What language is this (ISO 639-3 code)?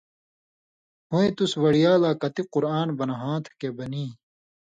mvy